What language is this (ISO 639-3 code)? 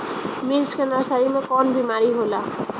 bho